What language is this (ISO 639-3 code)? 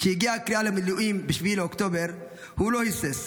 heb